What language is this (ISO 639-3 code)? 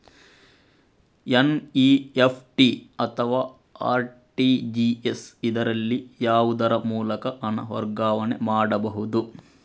kan